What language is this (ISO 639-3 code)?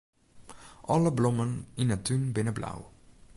fry